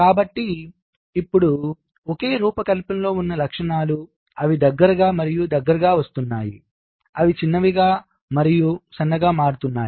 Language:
Telugu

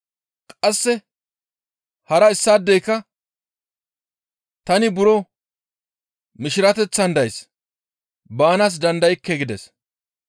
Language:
Gamo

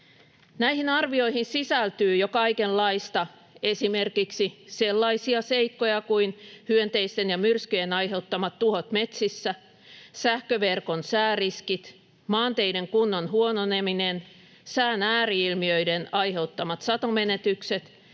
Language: Finnish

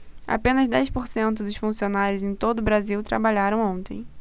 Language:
Portuguese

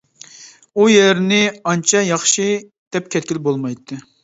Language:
Uyghur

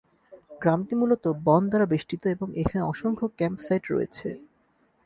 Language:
Bangla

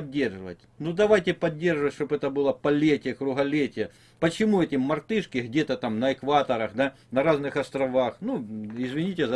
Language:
Russian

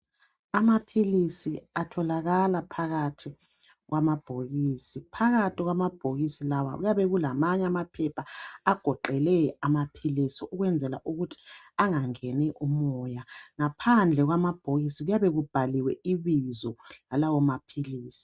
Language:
North Ndebele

